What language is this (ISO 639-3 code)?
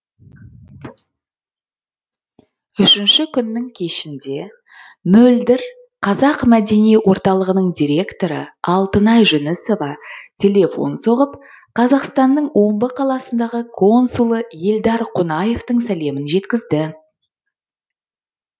kaz